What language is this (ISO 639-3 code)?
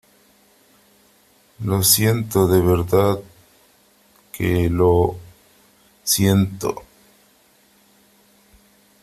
spa